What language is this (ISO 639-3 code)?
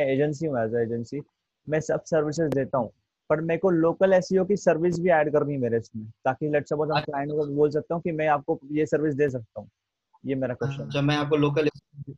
hin